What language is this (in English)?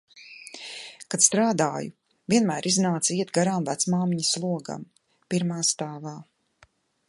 Latvian